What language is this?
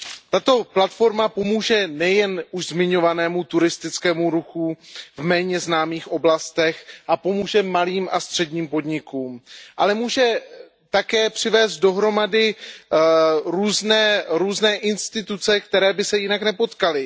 Czech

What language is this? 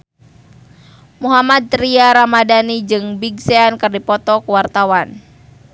Sundanese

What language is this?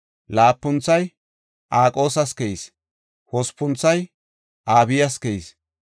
Gofa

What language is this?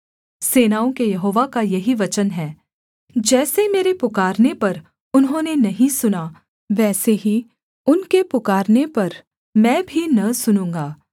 Hindi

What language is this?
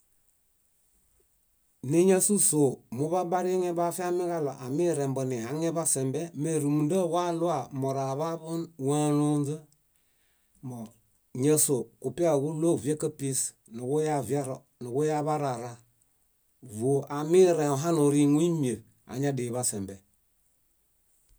Bayot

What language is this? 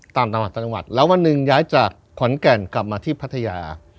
Thai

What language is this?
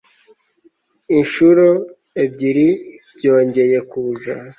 Kinyarwanda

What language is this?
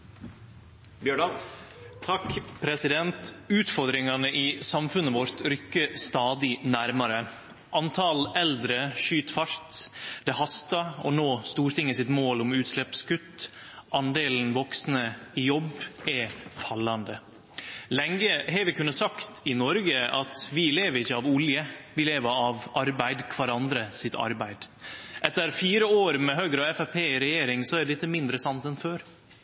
Norwegian Nynorsk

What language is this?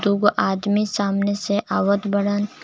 Bhojpuri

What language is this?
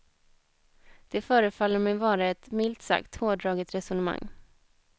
Swedish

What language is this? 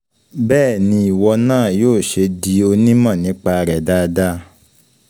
Yoruba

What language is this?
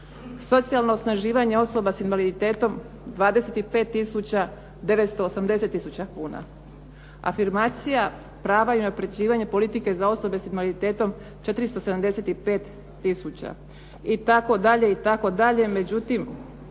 Croatian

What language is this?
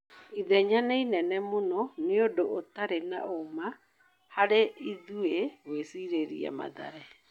Kikuyu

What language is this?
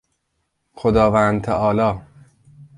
Persian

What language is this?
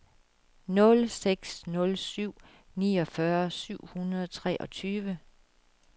Danish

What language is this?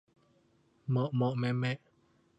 Thai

